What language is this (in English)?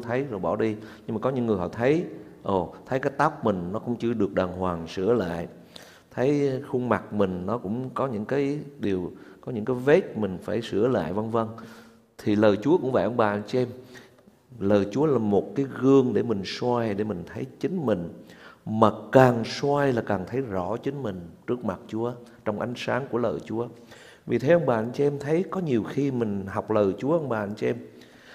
Vietnamese